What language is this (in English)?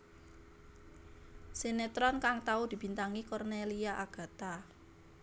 Javanese